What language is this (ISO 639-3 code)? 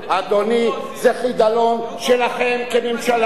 heb